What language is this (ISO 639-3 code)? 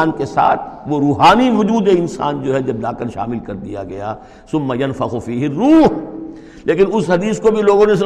urd